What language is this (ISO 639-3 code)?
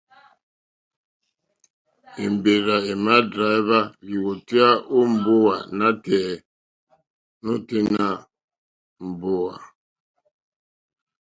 bri